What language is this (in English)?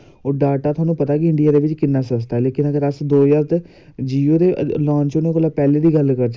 Dogri